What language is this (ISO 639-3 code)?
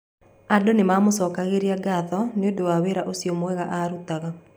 kik